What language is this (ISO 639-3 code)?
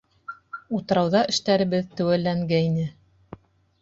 bak